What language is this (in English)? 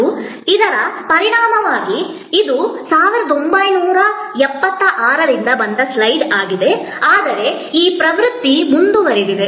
Kannada